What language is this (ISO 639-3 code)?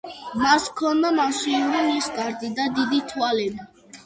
kat